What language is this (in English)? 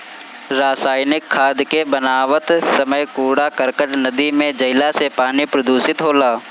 Bhojpuri